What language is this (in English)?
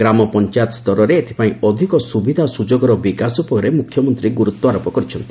Odia